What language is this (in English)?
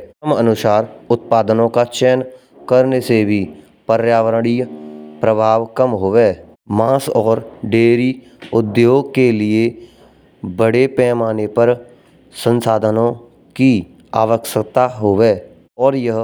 Braj